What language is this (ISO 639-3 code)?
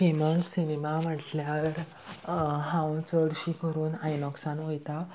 kok